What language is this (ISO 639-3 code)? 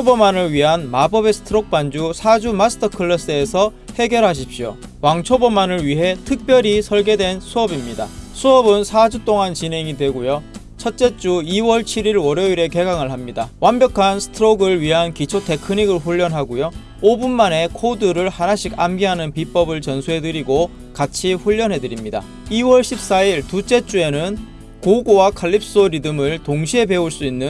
kor